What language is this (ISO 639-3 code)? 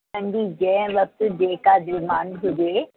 snd